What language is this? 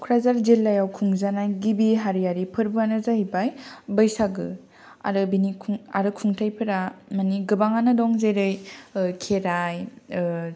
Bodo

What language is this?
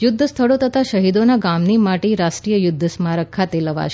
Gujarati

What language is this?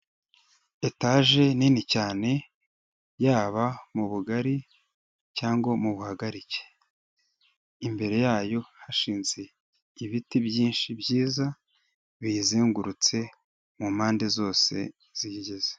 Kinyarwanda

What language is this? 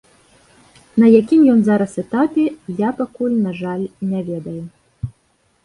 Belarusian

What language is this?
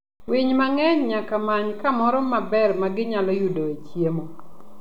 Luo (Kenya and Tanzania)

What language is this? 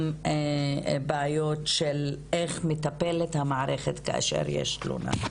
Hebrew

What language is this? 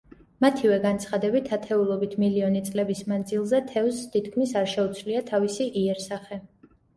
Georgian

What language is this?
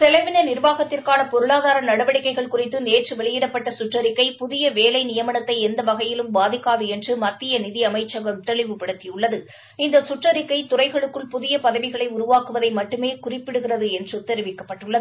Tamil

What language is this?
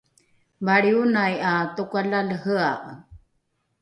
Rukai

